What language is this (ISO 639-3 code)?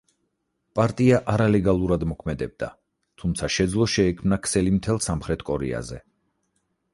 kat